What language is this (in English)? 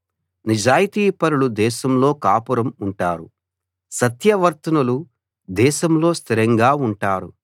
Telugu